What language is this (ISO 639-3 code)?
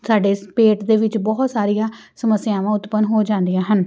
pan